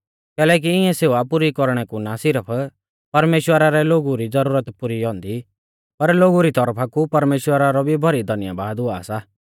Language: Mahasu Pahari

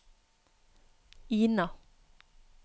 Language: Norwegian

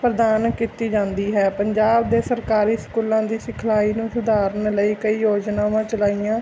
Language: Punjabi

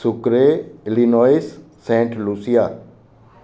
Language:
Sindhi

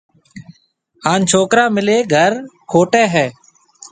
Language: Marwari (Pakistan)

